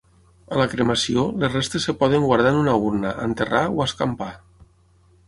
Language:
Catalan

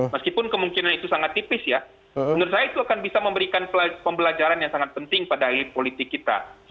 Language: Indonesian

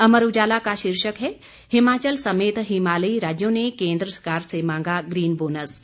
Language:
Hindi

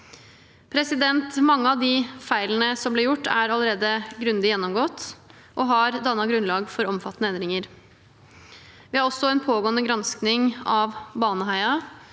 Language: Norwegian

